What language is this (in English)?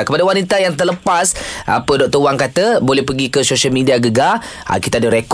Malay